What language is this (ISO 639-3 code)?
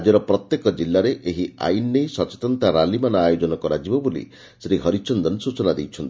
ori